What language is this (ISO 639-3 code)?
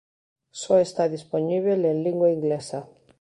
glg